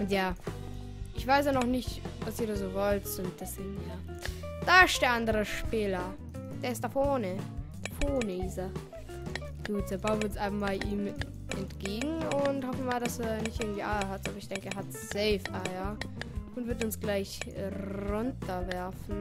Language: German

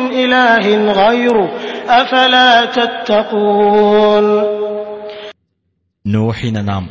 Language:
Malayalam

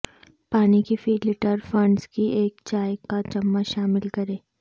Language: Urdu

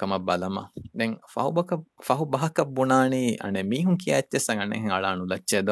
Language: Urdu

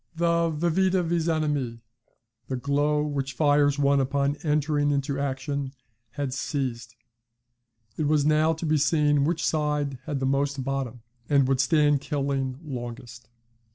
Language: English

